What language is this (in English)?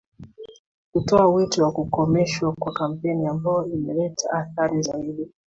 Swahili